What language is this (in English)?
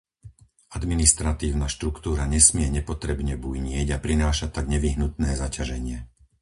Slovak